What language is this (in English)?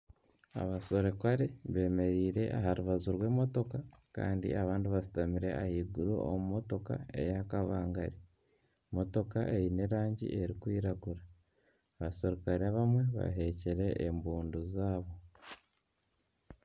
Nyankole